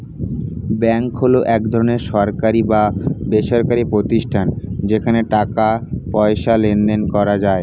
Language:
Bangla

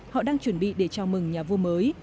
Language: Vietnamese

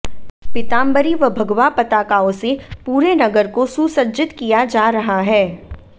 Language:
Hindi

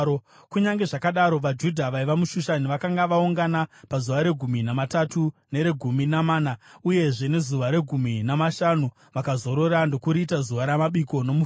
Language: Shona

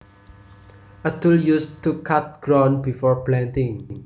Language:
Javanese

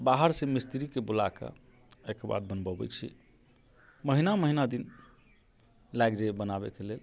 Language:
Maithili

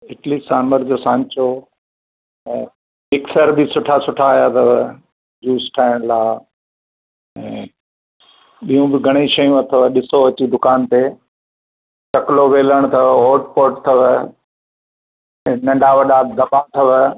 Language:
Sindhi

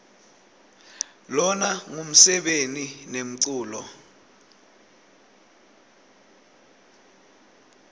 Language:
Swati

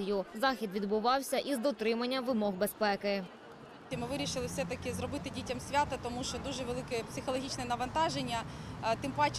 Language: Ukrainian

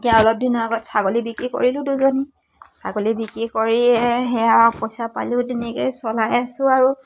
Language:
Assamese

